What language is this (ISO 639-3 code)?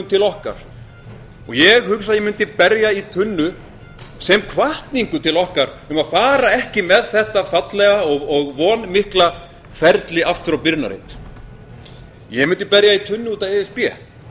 isl